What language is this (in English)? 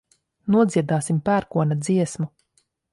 Latvian